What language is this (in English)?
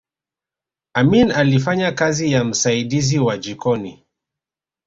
Swahili